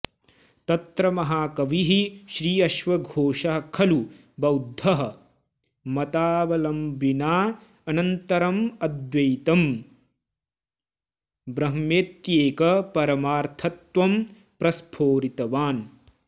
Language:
Sanskrit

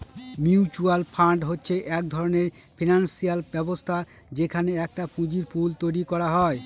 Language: Bangla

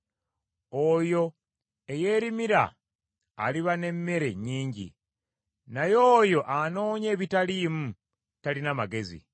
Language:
Ganda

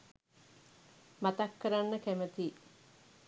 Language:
Sinhala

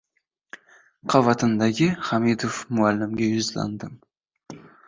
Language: Uzbek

